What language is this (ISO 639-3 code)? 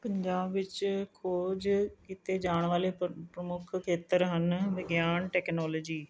pan